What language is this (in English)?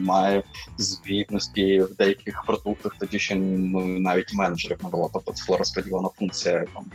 Ukrainian